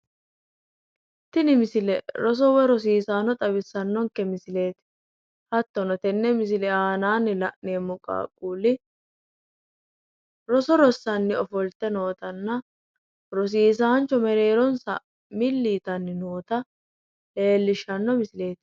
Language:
Sidamo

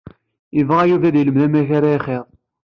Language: Kabyle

